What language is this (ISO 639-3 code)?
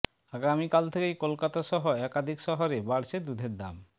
ben